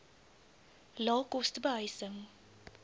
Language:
Afrikaans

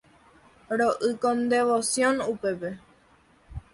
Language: Guarani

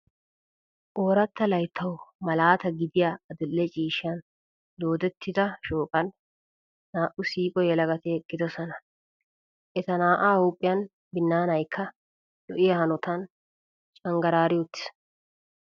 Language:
Wolaytta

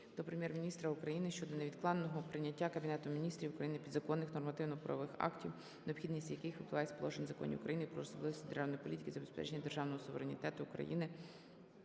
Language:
Ukrainian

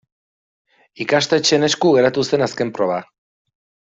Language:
Basque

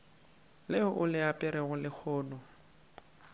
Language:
Northern Sotho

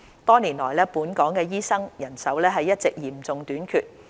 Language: Cantonese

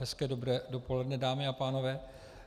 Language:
Czech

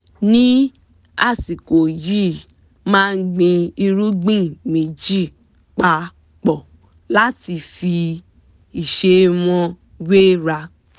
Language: Yoruba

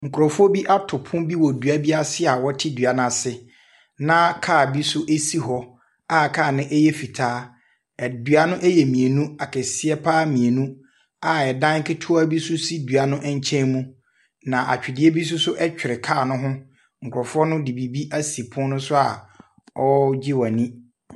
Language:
Akan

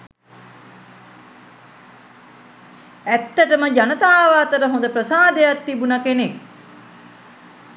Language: Sinhala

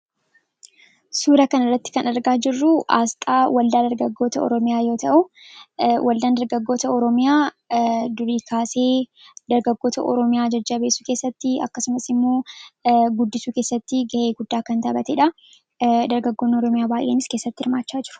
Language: Oromo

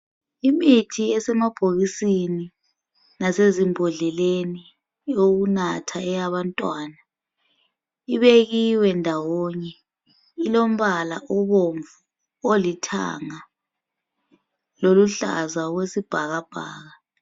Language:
North Ndebele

